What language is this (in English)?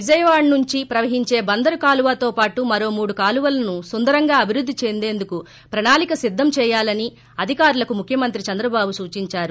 Telugu